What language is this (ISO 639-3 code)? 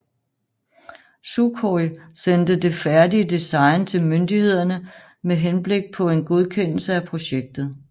dan